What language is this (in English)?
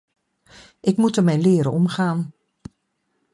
Dutch